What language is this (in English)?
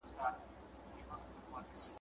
Pashto